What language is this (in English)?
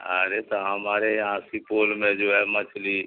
Urdu